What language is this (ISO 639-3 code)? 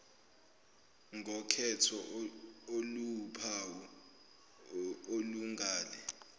zul